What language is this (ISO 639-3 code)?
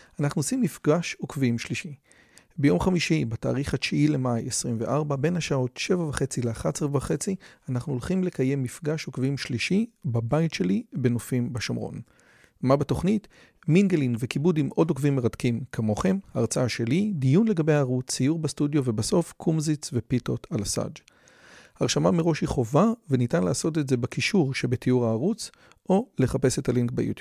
heb